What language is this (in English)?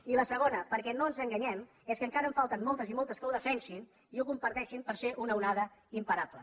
Catalan